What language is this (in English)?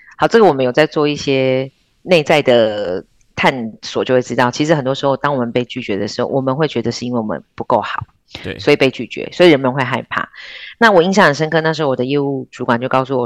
Chinese